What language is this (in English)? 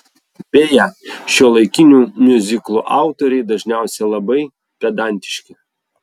Lithuanian